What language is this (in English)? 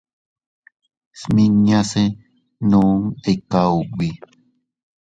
Teutila Cuicatec